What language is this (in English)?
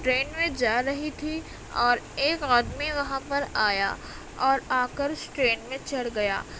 Urdu